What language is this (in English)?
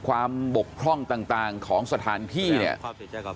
Thai